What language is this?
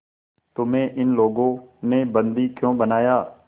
Hindi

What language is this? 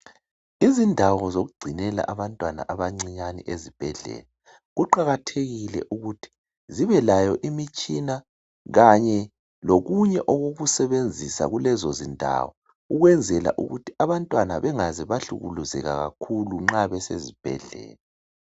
North Ndebele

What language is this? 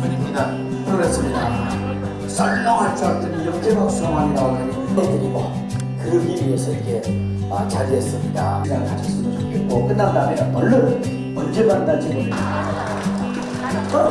Korean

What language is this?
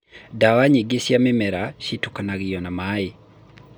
Kikuyu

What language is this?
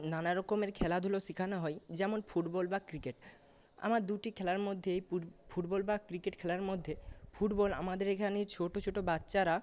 Bangla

